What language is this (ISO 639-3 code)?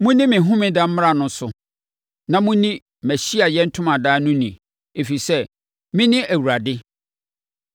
aka